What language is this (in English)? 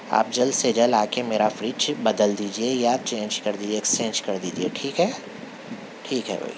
Urdu